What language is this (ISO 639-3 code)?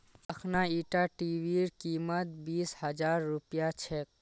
mag